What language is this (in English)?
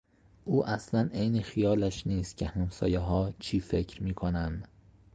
Persian